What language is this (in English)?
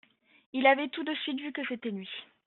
French